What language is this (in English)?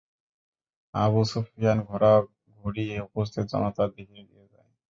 Bangla